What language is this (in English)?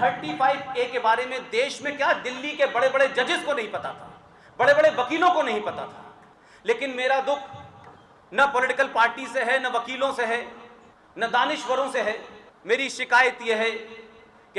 Hindi